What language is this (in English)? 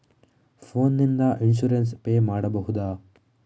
Kannada